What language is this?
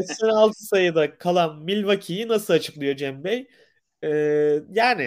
Turkish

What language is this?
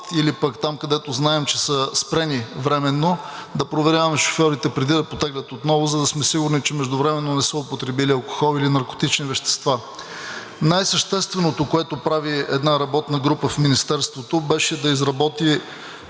Bulgarian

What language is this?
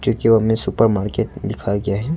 Hindi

